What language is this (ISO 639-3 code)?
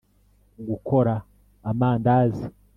kin